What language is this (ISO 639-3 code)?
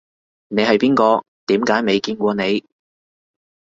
yue